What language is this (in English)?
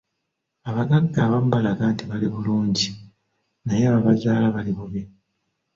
Ganda